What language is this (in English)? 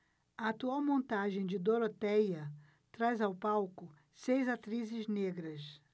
Portuguese